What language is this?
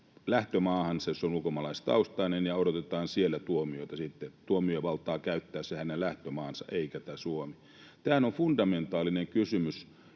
Finnish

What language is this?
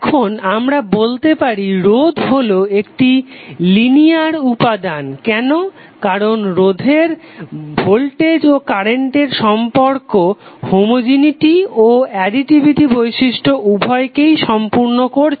Bangla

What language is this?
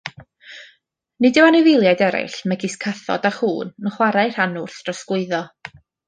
Welsh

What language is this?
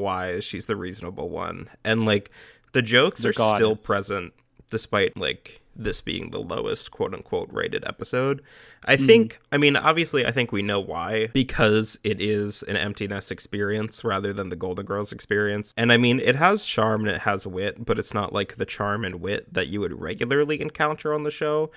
English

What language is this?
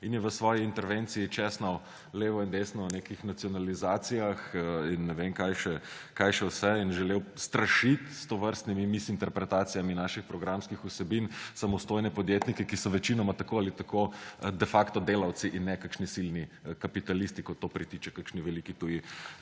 Slovenian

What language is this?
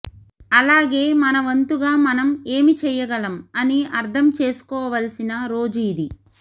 Telugu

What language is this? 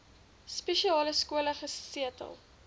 Afrikaans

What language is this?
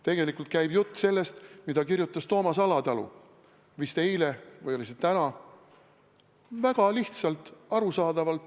Estonian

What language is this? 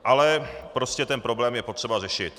Czech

